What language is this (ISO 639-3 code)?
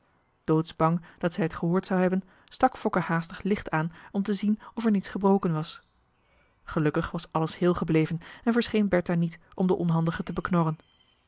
nld